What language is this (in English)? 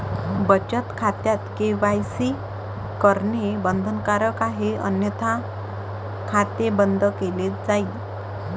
Marathi